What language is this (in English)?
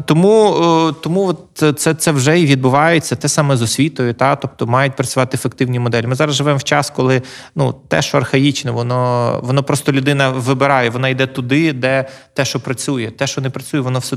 Ukrainian